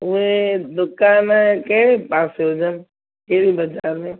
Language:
Sindhi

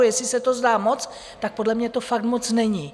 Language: Czech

